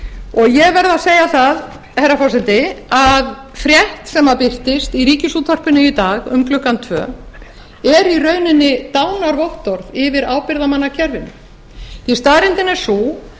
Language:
Icelandic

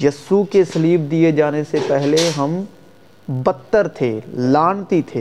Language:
Urdu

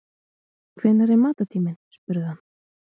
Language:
Icelandic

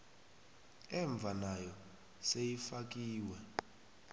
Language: South Ndebele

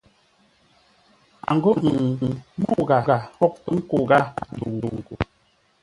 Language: Ngombale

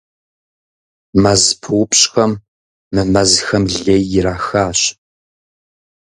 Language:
Kabardian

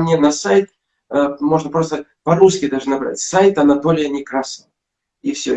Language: Russian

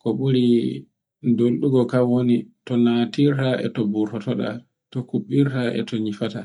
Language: Borgu Fulfulde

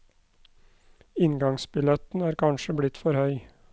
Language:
Norwegian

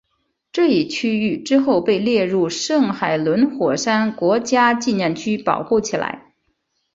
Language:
Chinese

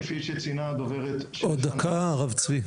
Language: Hebrew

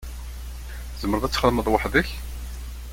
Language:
Kabyle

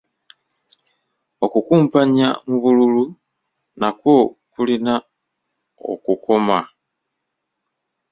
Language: Ganda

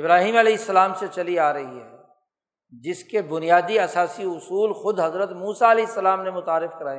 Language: Urdu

